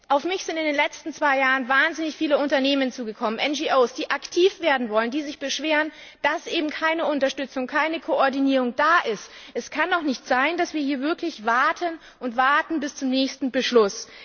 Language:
German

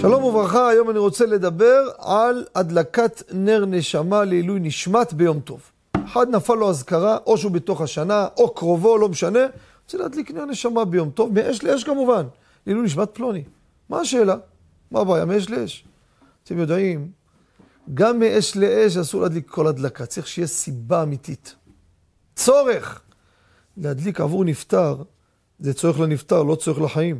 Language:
Hebrew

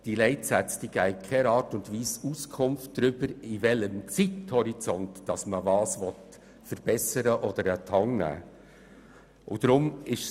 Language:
Swiss German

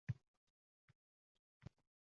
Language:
Uzbek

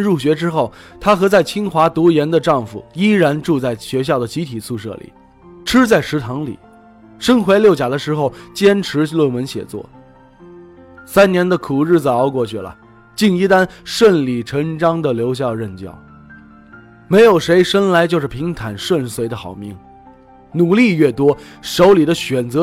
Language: Chinese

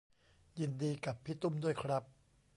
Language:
Thai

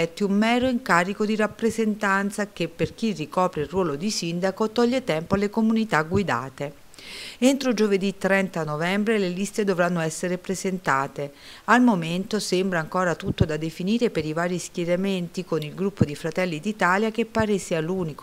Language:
Italian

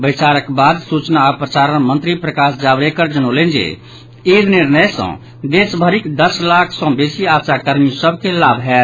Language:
Maithili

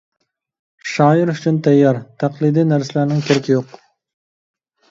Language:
Uyghur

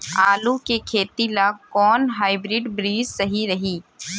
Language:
Bhojpuri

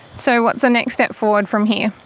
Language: English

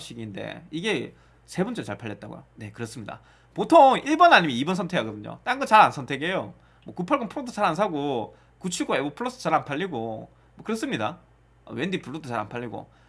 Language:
Korean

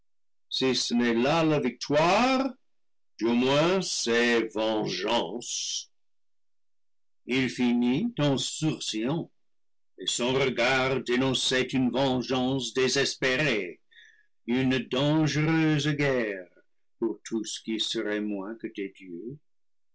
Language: French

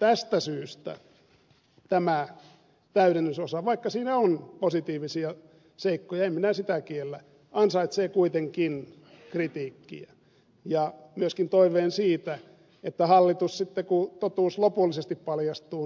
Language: Finnish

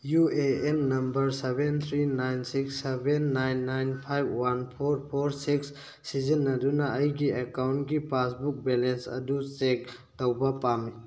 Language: Manipuri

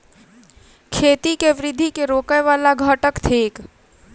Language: Maithili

